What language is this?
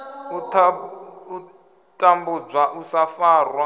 Venda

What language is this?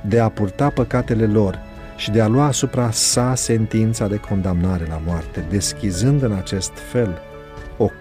Romanian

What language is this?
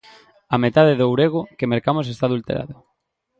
Galician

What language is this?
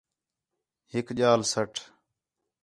Khetrani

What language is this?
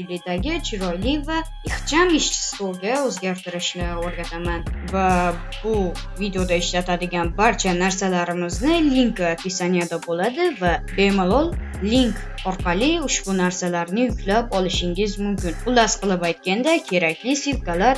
Uzbek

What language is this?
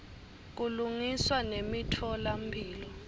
Swati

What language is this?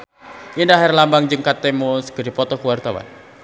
Sundanese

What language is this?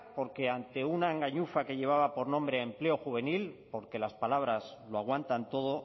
Spanish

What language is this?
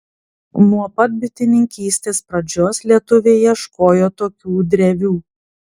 Lithuanian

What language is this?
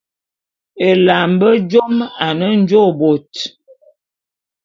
Bulu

